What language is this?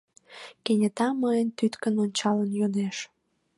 Mari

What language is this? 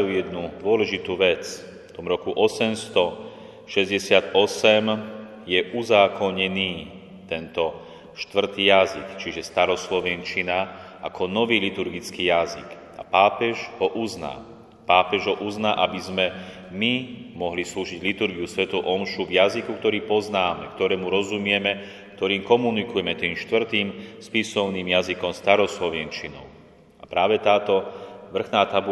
Slovak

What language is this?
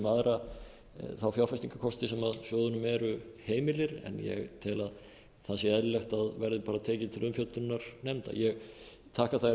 Icelandic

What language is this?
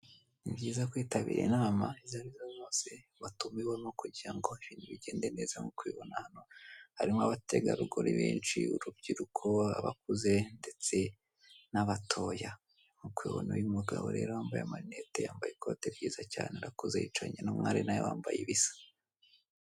Kinyarwanda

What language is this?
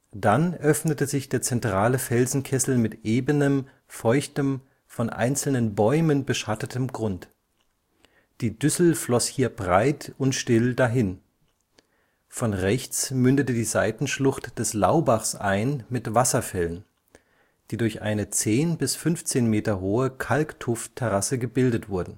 German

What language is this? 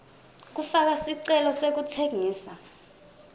Swati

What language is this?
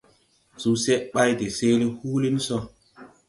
Tupuri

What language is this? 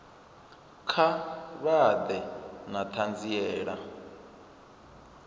Venda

